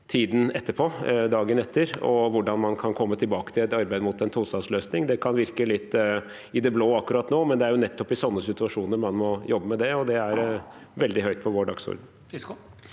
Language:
Norwegian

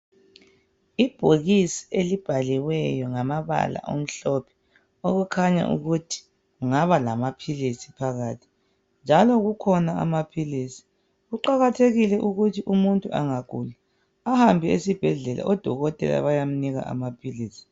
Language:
North Ndebele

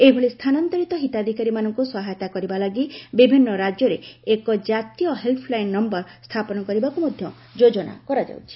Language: Odia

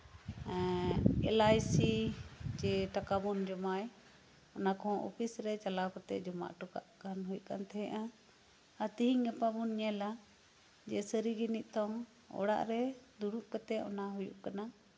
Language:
Santali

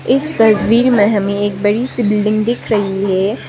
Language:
Hindi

